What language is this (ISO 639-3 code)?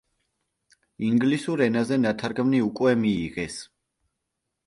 kat